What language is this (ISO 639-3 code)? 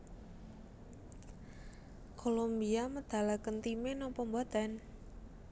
jav